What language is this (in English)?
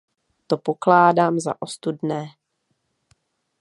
Czech